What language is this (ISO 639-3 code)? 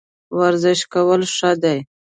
pus